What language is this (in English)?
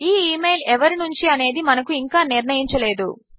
Telugu